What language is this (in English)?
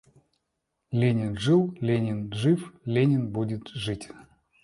Russian